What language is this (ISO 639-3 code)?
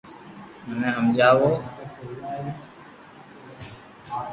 lrk